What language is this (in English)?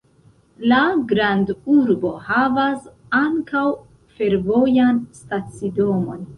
Esperanto